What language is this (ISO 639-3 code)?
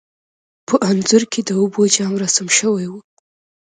pus